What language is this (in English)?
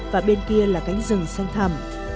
Vietnamese